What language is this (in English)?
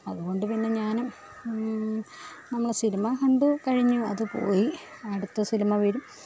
Malayalam